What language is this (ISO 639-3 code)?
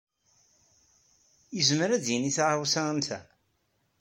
kab